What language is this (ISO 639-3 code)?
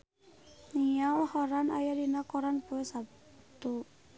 sun